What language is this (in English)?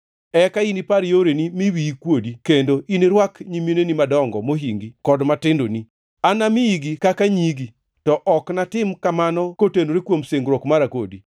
Luo (Kenya and Tanzania)